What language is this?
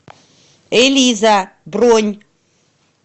Russian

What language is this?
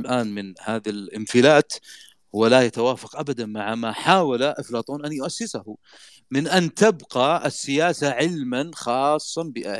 Arabic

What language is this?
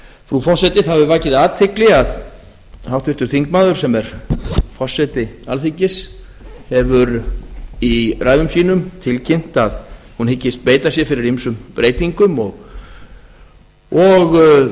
Icelandic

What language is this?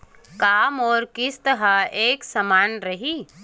Chhattisgarhi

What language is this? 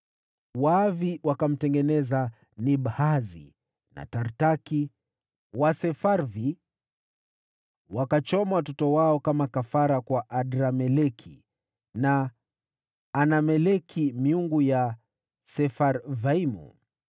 Swahili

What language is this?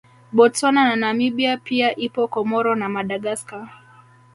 Swahili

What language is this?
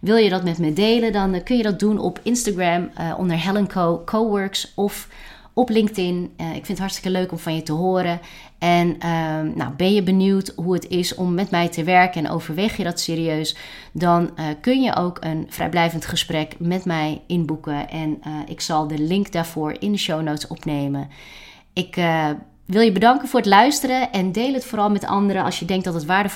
Dutch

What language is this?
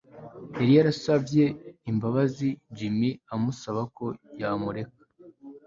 Kinyarwanda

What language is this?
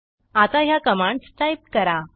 Marathi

